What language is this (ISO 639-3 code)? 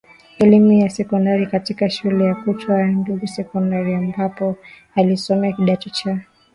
swa